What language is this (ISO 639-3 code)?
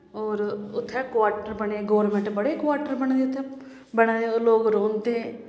doi